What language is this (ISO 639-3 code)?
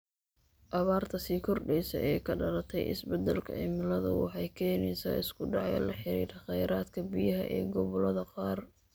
som